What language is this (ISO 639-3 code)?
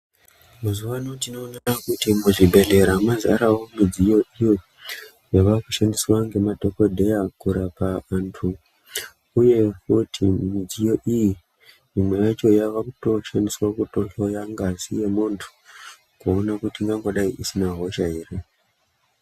ndc